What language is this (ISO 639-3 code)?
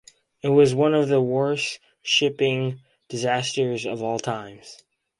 eng